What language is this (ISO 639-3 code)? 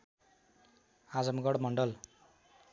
nep